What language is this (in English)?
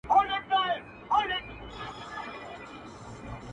Pashto